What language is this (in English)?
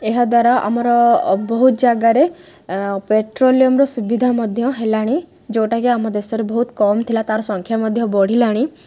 Odia